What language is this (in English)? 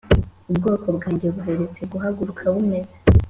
Kinyarwanda